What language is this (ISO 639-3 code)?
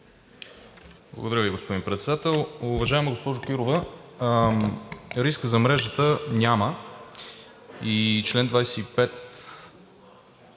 bul